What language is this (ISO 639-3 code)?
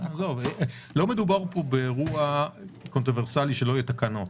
heb